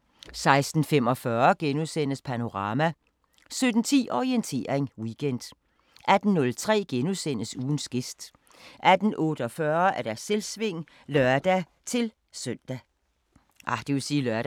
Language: Danish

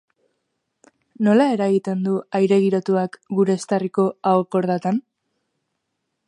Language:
Basque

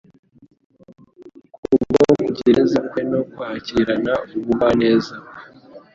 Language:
Kinyarwanda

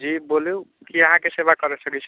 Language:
Maithili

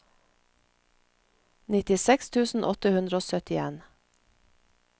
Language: Norwegian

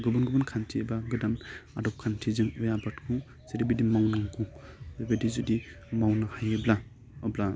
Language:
Bodo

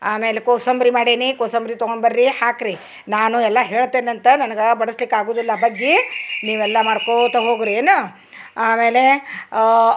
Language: Kannada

